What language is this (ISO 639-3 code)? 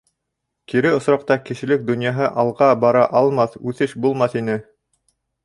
bak